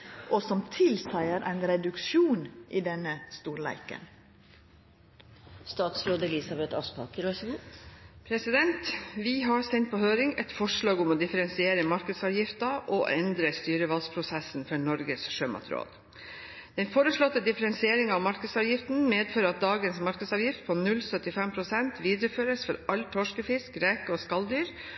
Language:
Norwegian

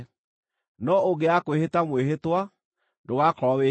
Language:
Kikuyu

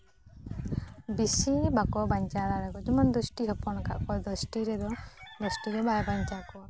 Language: Santali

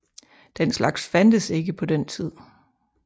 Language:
Danish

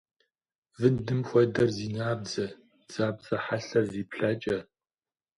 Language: Kabardian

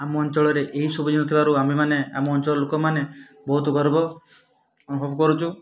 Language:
Odia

